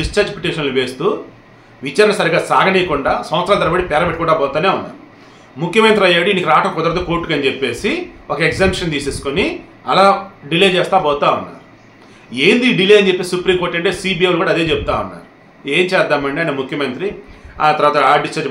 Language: Telugu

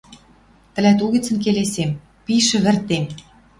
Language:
Western Mari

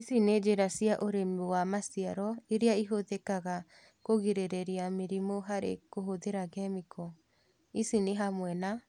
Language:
Kikuyu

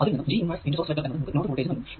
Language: Malayalam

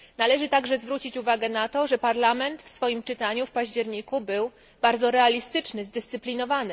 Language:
Polish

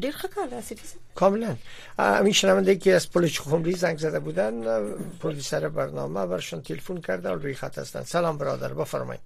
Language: Persian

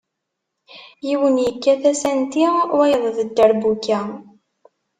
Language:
Kabyle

